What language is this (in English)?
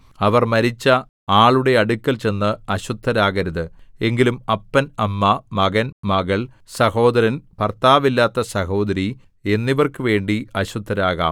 Malayalam